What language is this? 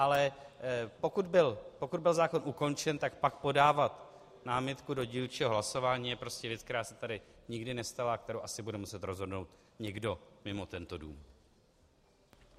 Czech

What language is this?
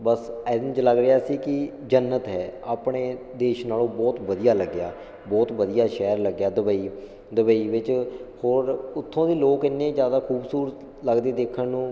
Punjabi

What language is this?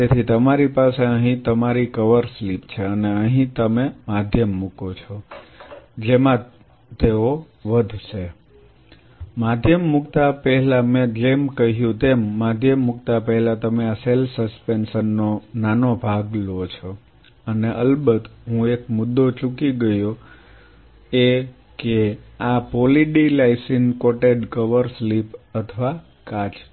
Gujarati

